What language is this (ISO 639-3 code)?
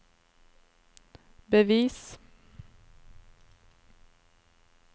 nor